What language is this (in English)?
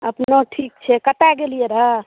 Maithili